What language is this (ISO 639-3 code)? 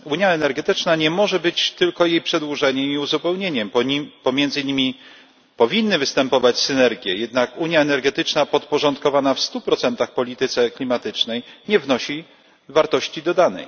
pol